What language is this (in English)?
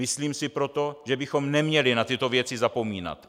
Czech